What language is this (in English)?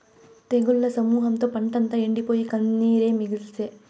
Telugu